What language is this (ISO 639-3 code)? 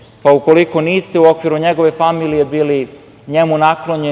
srp